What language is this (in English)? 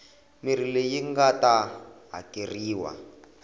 Tsonga